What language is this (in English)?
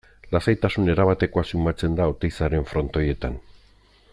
Basque